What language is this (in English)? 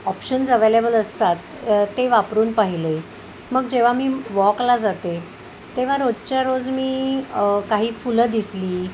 Marathi